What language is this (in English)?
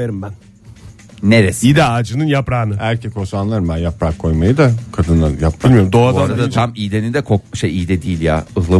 Turkish